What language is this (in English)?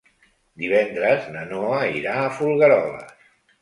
Catalan